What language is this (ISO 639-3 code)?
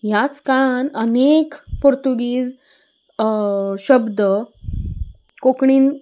kok